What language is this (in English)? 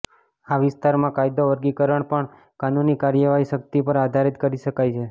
Gujarati